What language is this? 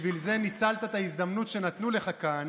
Hebrew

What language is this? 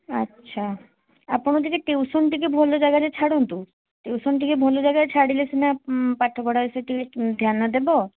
Odia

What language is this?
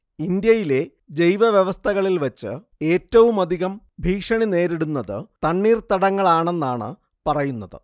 Malayalam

